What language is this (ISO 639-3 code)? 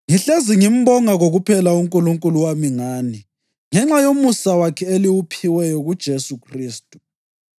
nde